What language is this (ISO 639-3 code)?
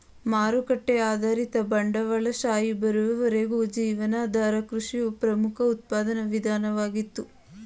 kan